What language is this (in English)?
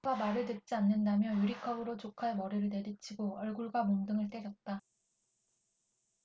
Korean